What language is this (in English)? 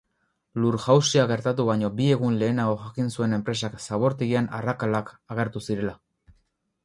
Basque